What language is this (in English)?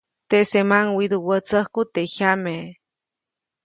Copainalá Zoque